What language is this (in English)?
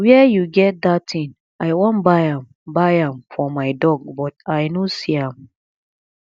Nigerian Pidgin